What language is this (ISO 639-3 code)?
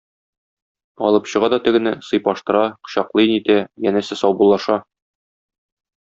tat